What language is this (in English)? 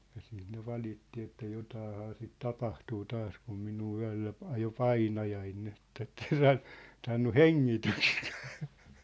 Finnish